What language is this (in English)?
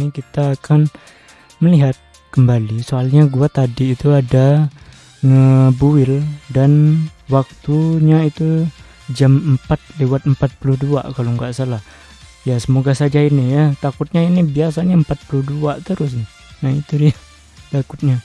Indonesian